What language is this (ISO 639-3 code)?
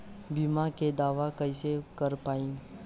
bho